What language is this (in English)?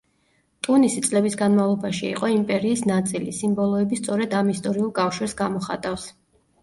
Georgian